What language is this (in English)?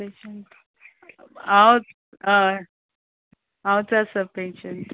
Konkani